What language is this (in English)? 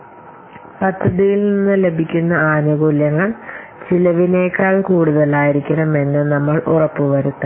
Malayalam